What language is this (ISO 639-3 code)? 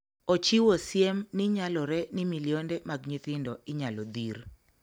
luo